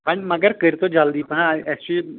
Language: Kashmiri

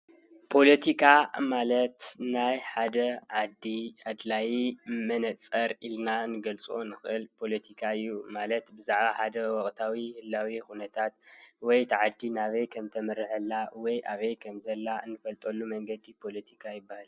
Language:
Tigrinya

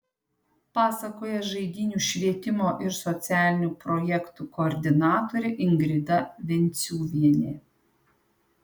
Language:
Lithuanian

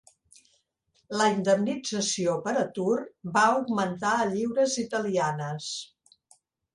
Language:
Catalan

